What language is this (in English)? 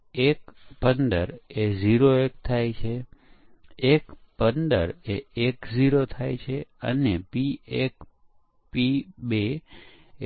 Gujarati